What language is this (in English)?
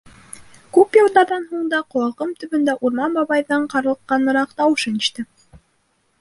Bashkir